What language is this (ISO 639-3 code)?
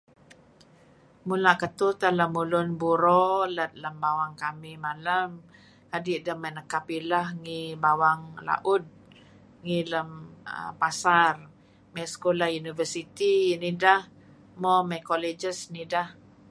kzi